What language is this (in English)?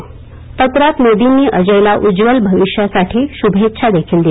Marathi